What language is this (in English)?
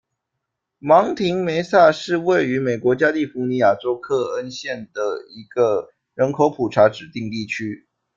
Chinese